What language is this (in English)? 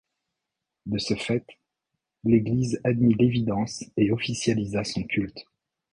French